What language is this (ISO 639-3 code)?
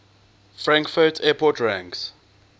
eng